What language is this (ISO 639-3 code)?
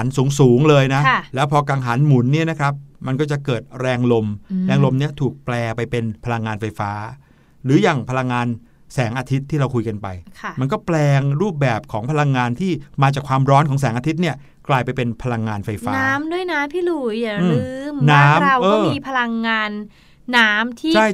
tha